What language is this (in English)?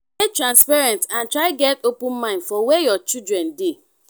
Nigerian Pidgin